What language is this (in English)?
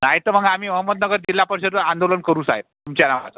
Marathi